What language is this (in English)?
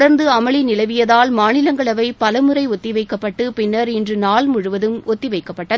Tamil